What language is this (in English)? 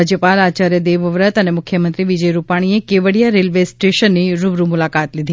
Gujarati